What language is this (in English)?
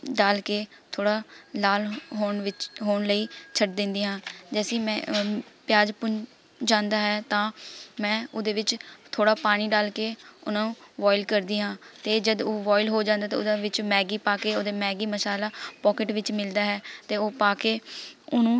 Punjabi